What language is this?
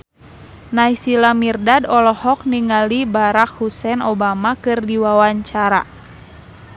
Sundanese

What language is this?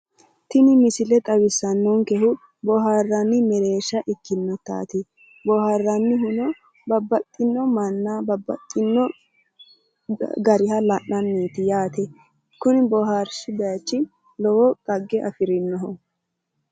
Sidamo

